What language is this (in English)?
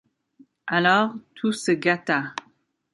French